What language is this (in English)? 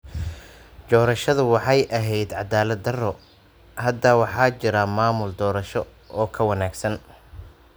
Somali